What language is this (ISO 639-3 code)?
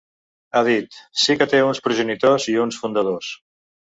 cat